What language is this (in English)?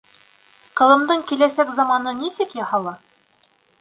Bashkir